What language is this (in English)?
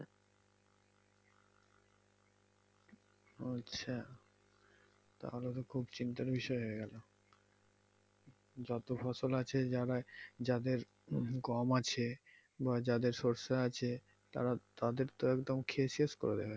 Bangla